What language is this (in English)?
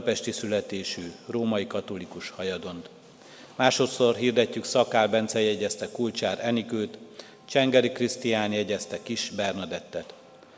Hungarian